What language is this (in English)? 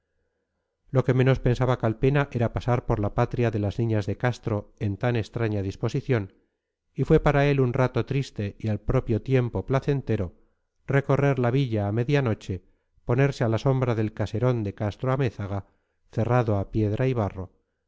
Spanish